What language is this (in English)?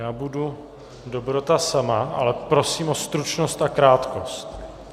Czech